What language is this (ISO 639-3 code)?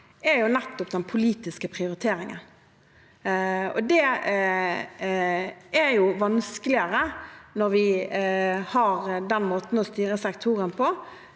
nor